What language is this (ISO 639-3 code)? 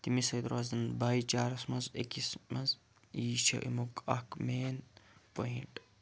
kas